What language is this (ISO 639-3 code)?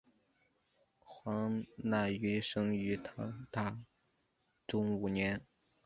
zho